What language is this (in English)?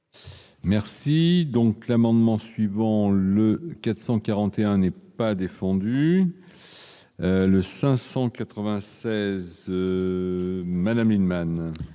French